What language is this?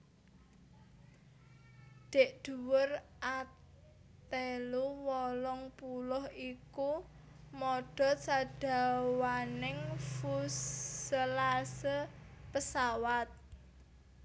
Javanese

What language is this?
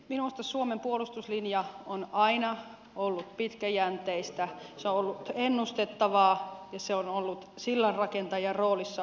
Finnish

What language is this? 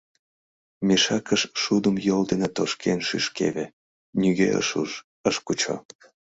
Mari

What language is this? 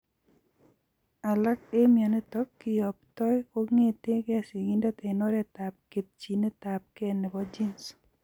Kalenjin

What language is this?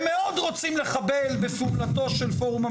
Hebrew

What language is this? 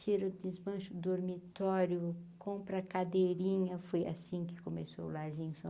Portuguese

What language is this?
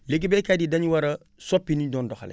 Wolof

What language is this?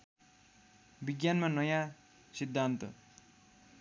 Nepali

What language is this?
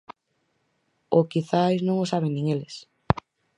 Galician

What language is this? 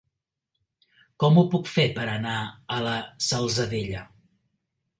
Catalan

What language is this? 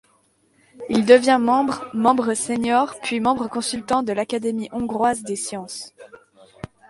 French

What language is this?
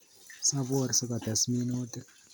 Kalenjin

